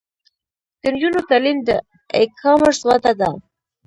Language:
Pashto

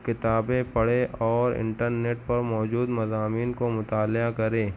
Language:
Urdu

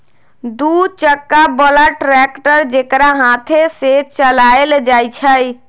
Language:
Magahi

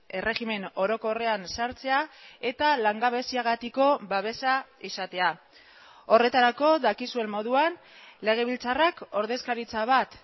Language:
Basque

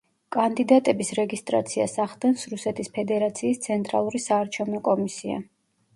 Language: Georgian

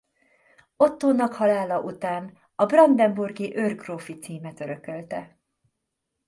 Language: Hungarian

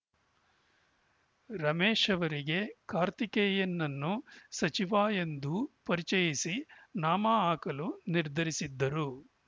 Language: Kannada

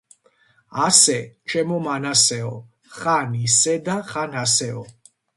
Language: Georgian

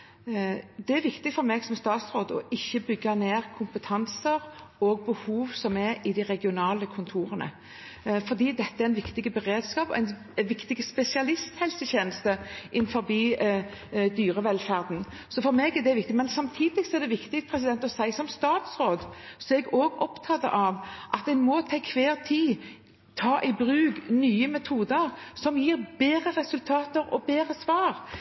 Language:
Norwegian Bokmål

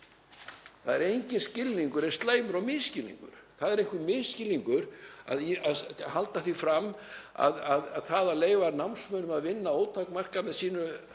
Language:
Icelandic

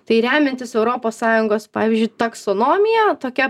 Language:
Lithuanian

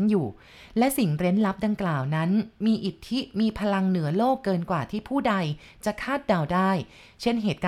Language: Thai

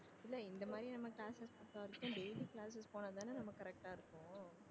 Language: Tamil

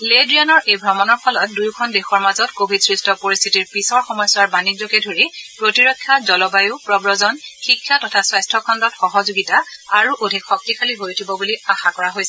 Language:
Assamese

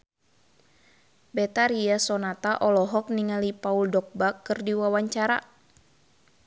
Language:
Sundanese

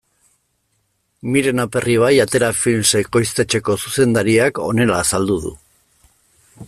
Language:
Basque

